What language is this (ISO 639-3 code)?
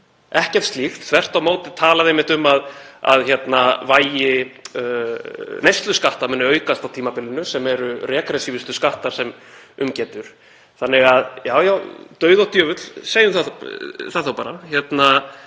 isl